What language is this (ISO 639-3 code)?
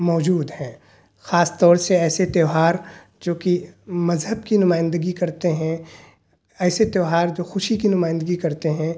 urd